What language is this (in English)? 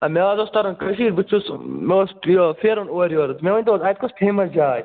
Kashmiri